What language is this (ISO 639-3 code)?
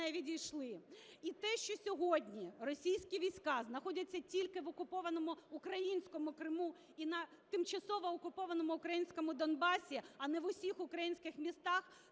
ukr